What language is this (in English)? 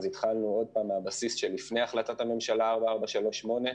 Hebrew